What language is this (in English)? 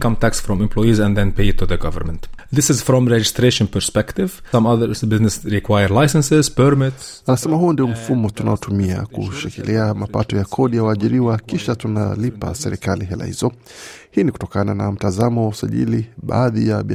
Swahili